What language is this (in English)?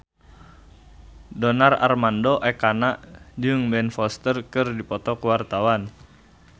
Sundanese